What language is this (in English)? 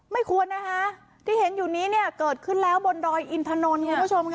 Thai